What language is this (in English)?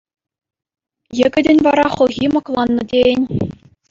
Chuvash